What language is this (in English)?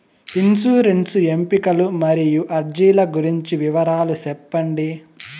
Telugu